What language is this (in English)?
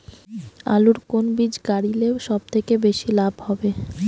Bangla